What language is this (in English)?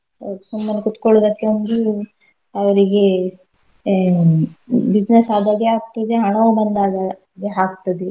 Kannada